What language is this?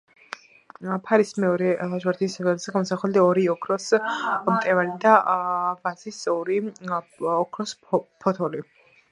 Georgian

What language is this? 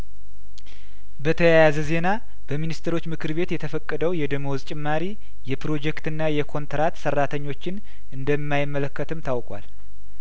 Amharic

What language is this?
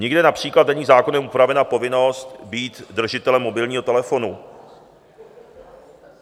Czech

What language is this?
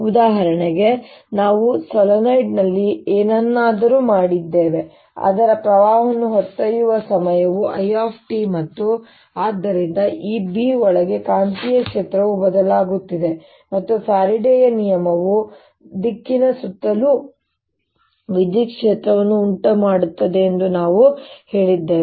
Kannada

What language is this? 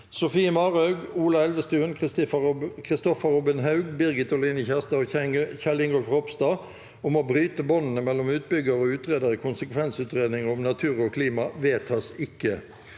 Norwegian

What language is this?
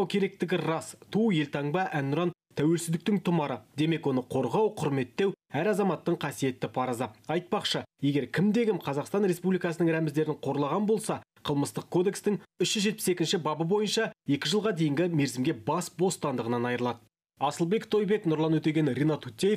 Turkish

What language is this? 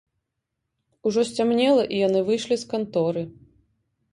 Belarusian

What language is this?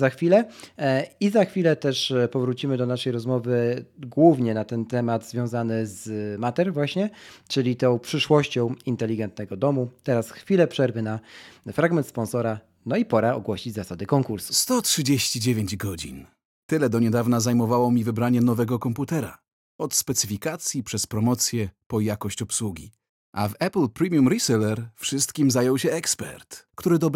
Polish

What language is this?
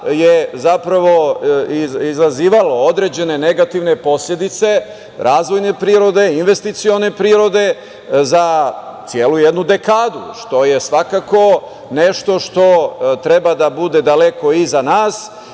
Serbian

